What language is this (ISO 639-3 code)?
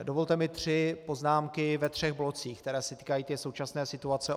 ces